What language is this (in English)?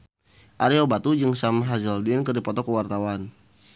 Sundanese